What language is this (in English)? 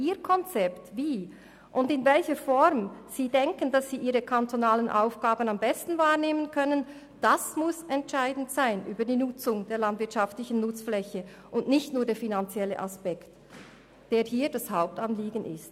Swiss German